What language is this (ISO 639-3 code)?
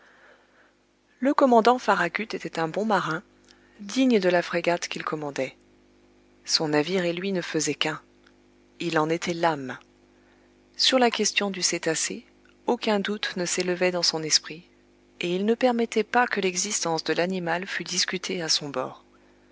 fra